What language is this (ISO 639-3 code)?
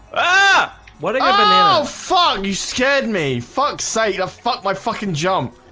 eng